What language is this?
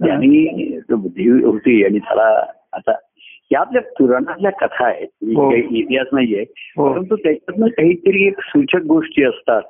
Marathi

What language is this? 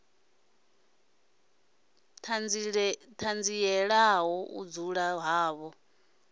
Venda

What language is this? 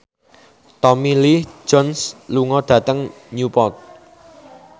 Javanese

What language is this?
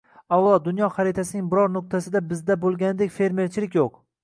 Uzbek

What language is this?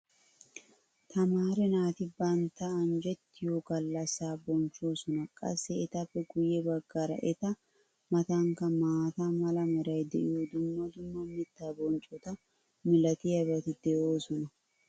Wolaytta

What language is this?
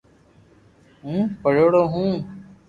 Loarki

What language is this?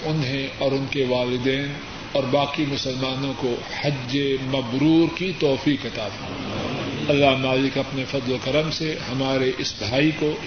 Urdu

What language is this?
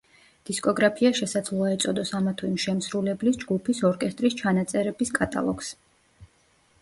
Georgian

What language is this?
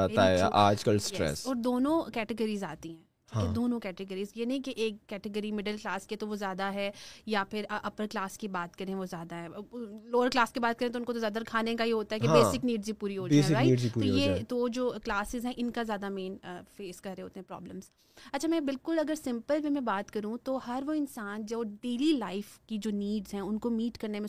Urdu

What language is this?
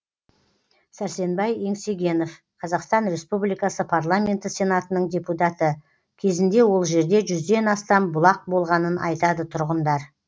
Kazakh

